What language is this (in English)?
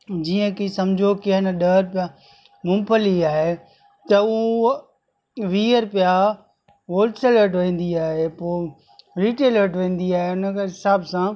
Sindhi